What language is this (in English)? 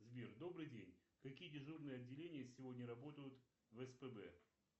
Russian